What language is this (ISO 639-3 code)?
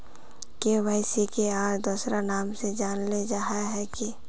mag